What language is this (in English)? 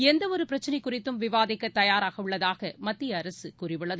Tamil